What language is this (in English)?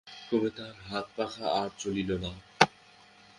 Bangla